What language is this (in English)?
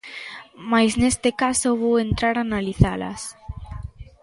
Galician